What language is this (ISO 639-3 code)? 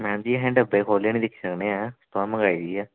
doi